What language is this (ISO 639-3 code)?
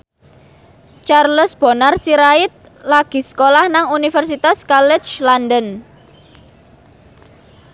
jav